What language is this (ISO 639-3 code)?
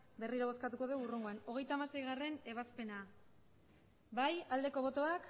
eus